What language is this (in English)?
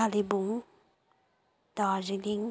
Nepali